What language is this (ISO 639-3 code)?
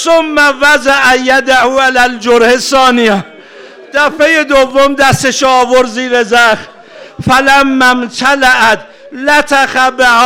fas